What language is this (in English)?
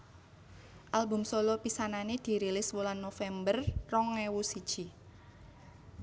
Javanese